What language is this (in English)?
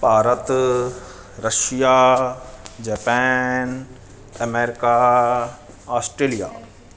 Punjabi